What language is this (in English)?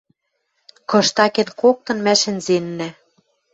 Western Mari